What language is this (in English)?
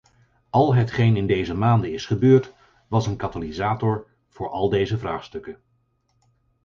Dutch